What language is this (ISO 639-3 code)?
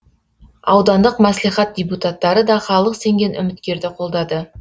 kaz